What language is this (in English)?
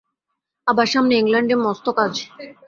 Bangla